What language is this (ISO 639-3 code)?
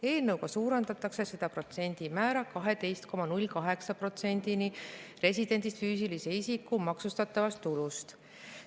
est